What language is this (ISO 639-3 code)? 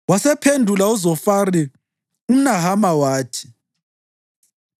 nde